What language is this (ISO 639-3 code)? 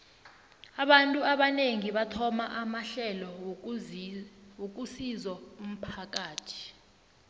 nbl